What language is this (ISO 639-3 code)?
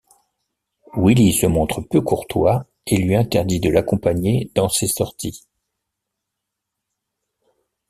fra